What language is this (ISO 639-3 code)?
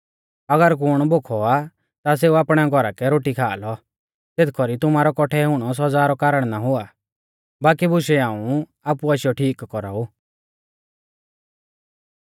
bfz